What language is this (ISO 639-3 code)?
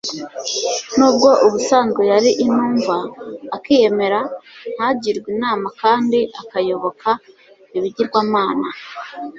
kin